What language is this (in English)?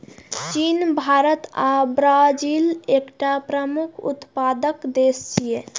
Maithili